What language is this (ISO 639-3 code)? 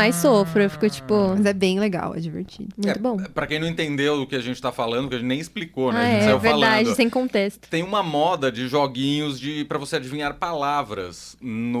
por